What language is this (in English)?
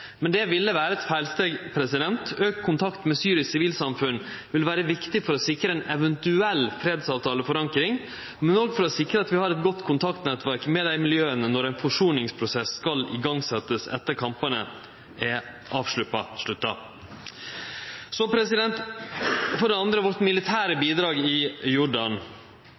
Norwegian Nynorsk